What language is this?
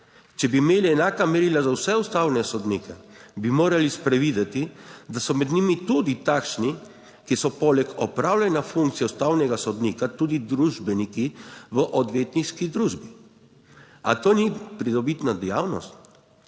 Slovenian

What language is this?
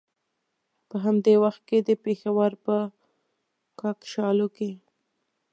Pashto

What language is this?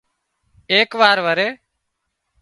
Wadiyara Koli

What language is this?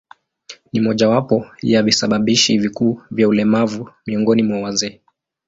Swahili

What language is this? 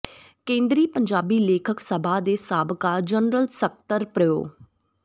Punjabi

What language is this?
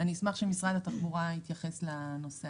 Hebrew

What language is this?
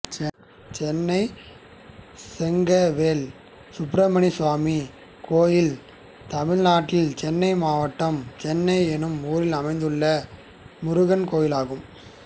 Tamil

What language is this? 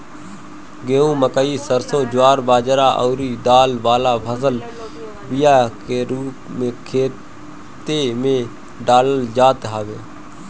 Bhojpuri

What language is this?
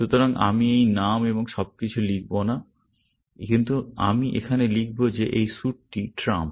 Bangla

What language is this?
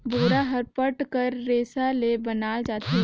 Chhattisgarhi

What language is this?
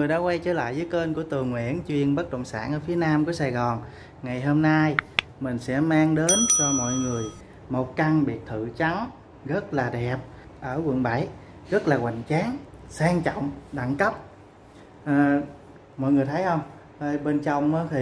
Vietnamese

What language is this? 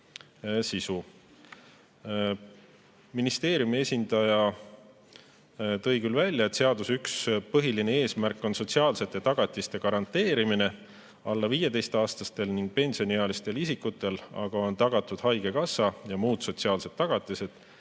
Estonian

